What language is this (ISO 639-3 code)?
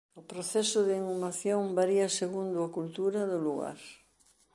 glg